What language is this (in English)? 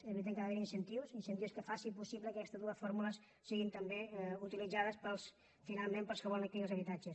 Catalan